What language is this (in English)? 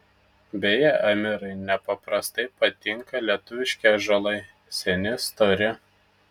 Lithuanian